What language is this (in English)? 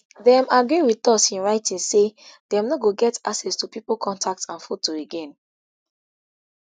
Nigerian Pidgin